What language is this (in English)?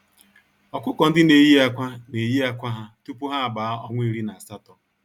Igbo